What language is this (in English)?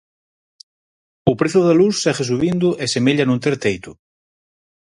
Galician